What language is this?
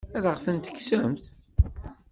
Kabyle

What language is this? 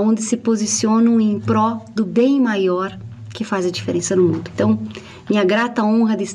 Portuguese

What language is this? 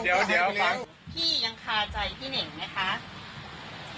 Thai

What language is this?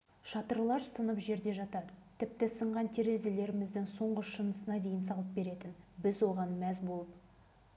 Kazakh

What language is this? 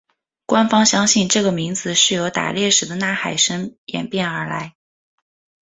Chinese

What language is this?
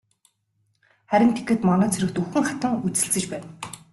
Mongolian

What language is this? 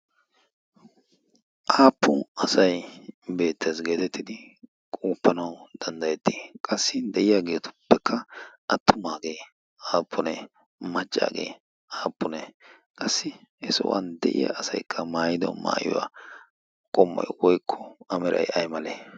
Wolaytta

